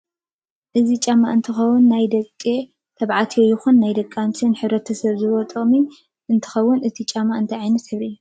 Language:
Tigrinya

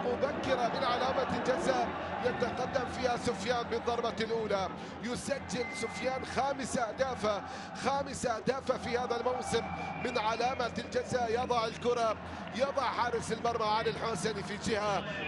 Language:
Arabic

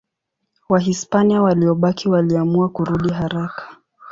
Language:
Swahili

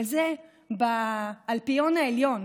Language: Hebrew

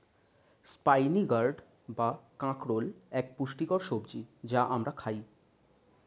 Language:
Bangla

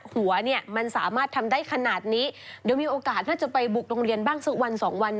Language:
Thai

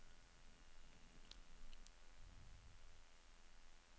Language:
Norwegian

